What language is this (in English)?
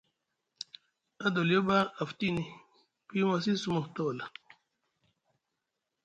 Musgu